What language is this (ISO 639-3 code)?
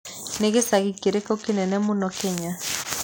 kik